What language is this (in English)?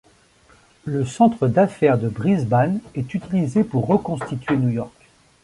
French